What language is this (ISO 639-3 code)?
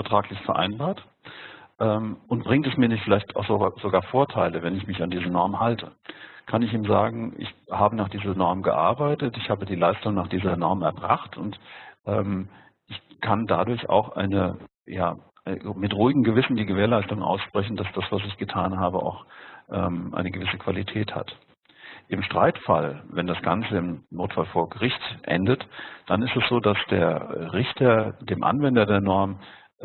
deu